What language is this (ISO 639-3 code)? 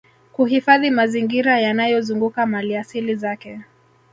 swa